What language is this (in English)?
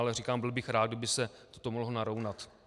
Czech